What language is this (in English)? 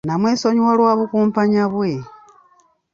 Ganda